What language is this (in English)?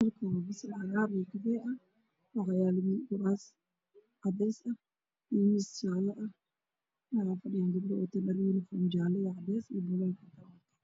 Somali